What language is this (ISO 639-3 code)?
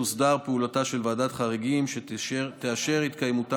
heb